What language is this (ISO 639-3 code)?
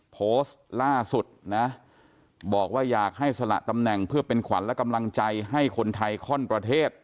tha